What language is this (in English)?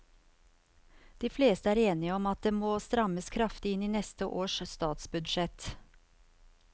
Norwegian